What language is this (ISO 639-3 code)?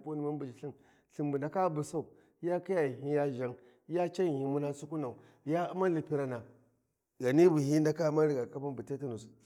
wji